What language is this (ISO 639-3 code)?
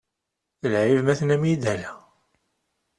kab